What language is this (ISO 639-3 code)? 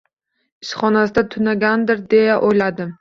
uzb